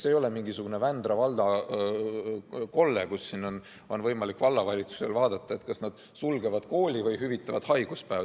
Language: Estonian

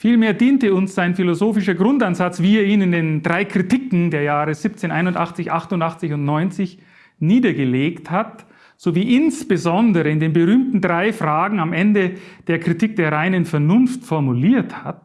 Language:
German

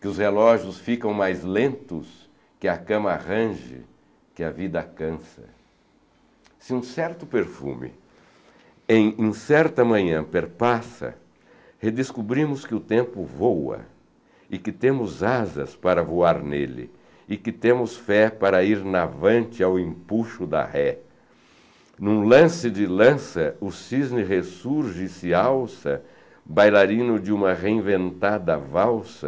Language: Portuguese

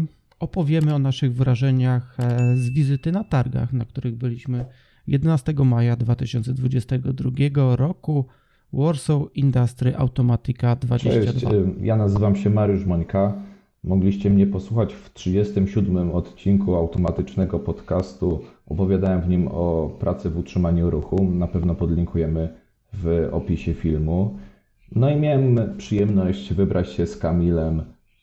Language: Polish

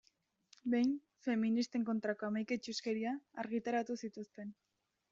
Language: Basque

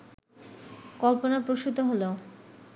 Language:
Bangla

